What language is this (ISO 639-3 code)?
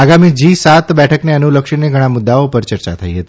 guj